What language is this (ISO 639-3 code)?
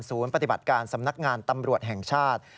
tha